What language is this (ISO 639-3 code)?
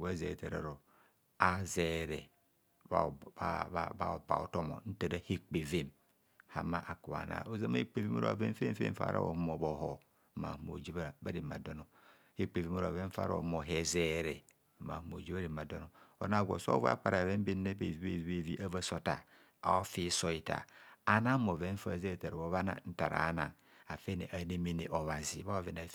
bcs